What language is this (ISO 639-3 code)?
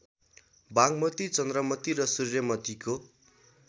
nep